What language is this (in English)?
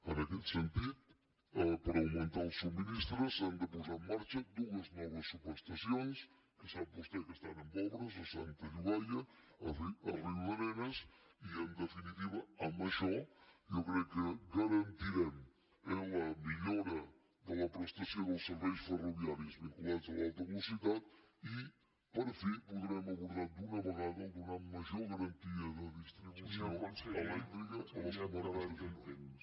Catalan